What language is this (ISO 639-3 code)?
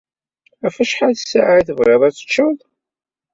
kab